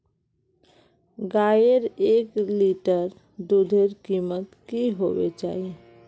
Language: Magahi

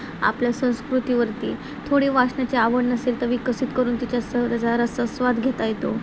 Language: Marathi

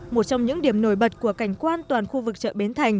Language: Vietnamese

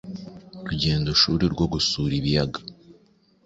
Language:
Kinyarwanda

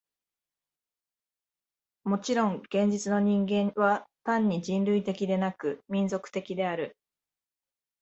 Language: Japanese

